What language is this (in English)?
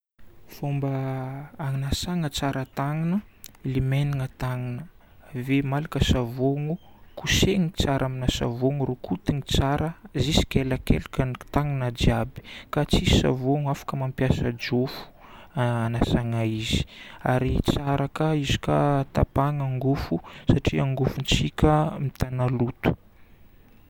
Northern Betsimisaraka Malagasy